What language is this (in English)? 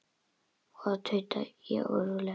Icelandic